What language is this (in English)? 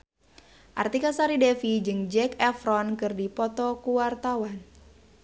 Sundanese